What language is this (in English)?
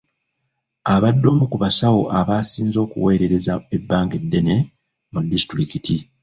Ganda